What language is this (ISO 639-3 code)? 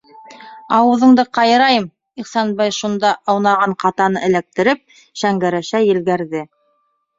bak